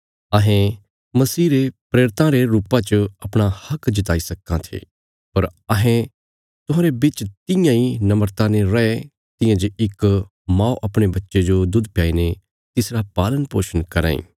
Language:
Bilaspuri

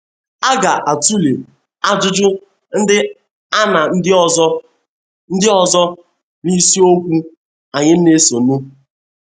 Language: Igbo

